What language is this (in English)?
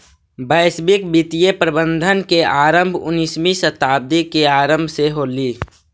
Magahi